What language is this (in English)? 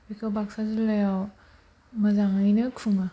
Bodo